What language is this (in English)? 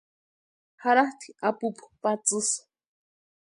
Western Highland Purepecha